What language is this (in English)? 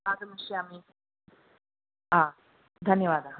Sanskrit